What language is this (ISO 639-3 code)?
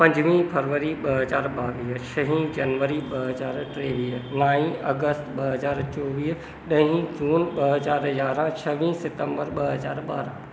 snd